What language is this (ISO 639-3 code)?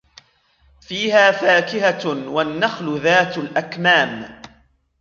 ara